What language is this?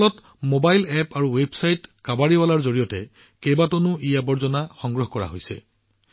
Assamese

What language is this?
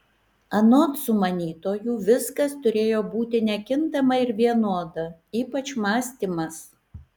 Lithuanian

